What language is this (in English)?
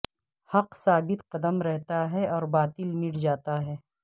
Urdu